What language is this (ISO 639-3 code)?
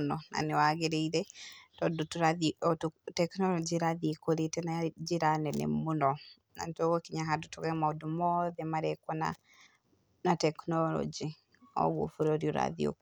kik